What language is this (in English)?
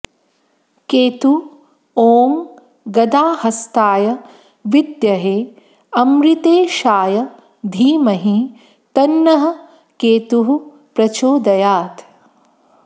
Sanskrit